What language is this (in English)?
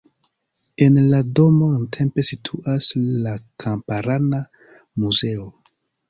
Esperanto